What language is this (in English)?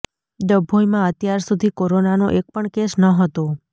Gujarati